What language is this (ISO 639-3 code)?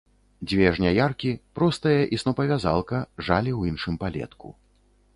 bel